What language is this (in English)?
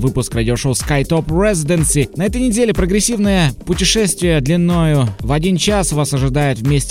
Russian